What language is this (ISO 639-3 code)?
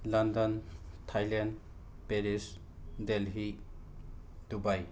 mni